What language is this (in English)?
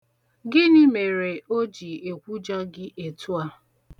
Igbo